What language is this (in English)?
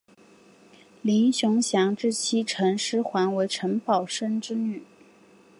Chinese